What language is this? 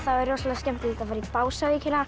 Icelandic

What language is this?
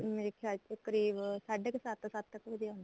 Punjabi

